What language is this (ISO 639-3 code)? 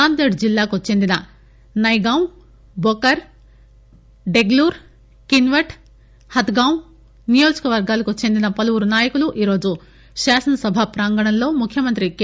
tel